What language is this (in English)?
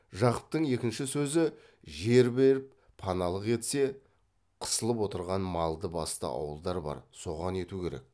Kazakh